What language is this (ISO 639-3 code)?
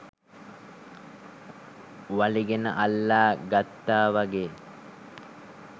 sin